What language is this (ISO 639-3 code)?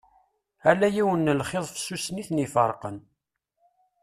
kab